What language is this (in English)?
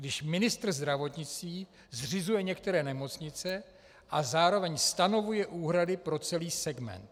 Czech